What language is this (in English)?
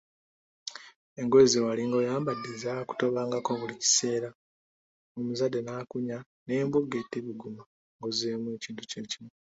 Ganda